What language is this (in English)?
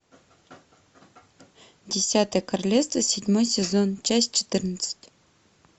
Russian